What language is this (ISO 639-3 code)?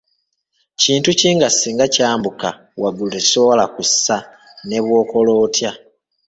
lug